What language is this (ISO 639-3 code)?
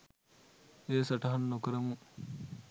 sin